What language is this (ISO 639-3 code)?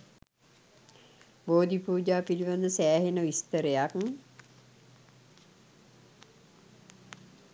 sin